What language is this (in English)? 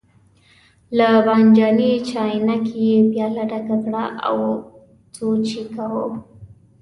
Pashto